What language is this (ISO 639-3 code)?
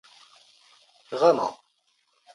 zgh